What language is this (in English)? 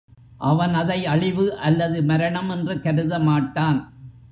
Tamil